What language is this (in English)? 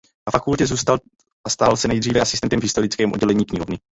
Czech